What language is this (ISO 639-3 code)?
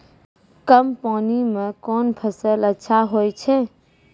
mai